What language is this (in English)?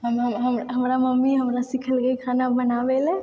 Maithili